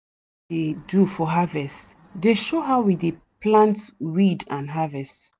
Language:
Nigerian Pidgin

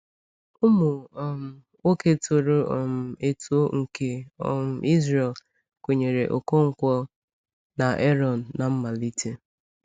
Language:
Igbo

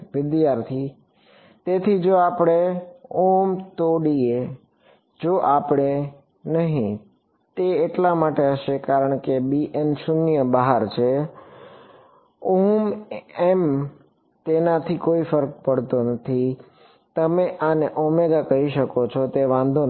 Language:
Gujarati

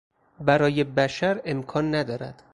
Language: Persian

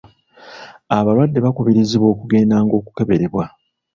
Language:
Ganda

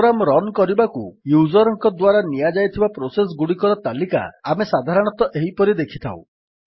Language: Odia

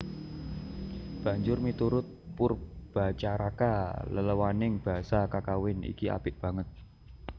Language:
Javanese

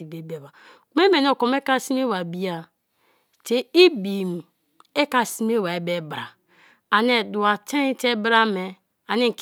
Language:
Kalabari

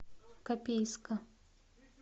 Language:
Russian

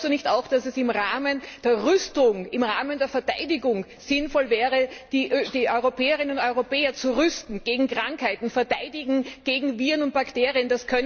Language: German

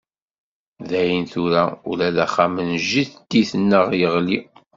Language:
Kabyle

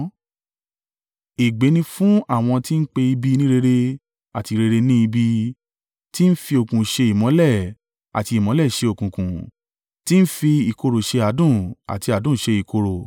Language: Yoruba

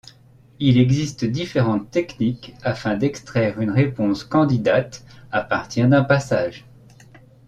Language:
French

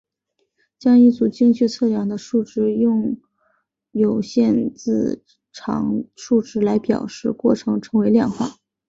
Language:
Chinese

